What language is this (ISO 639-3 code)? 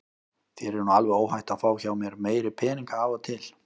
isl